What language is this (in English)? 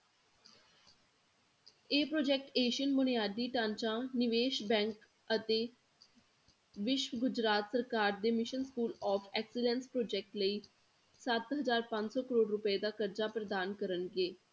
Punjabi